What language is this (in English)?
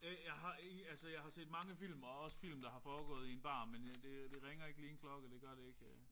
Danish